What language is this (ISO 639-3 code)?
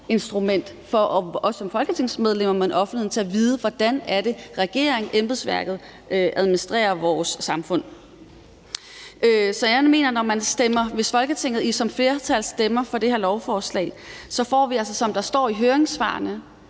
dan